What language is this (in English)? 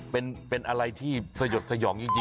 Thai